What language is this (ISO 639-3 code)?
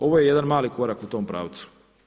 hrv